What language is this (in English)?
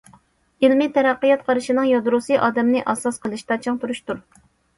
Uyghur